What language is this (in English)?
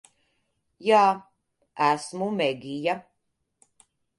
Latvian